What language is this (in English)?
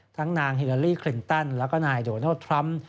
Thai